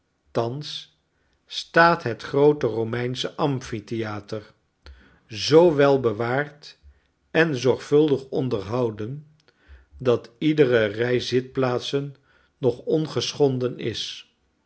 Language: Dutch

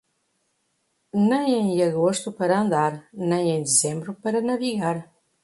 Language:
Portuguese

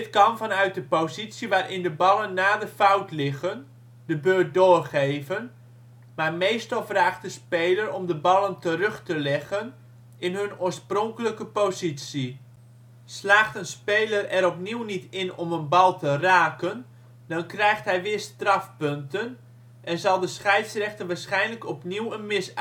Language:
Dutch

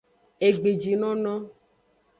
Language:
Aja (Benin)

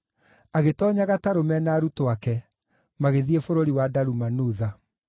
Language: Kikuyu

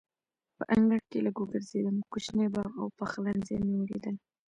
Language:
Pashto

